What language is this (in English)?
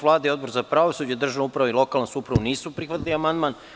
Serbian